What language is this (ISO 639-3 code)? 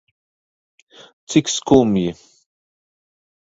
lav